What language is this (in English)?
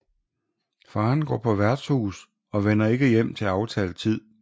Danish